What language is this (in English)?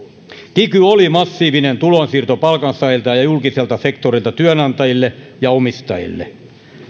Finnish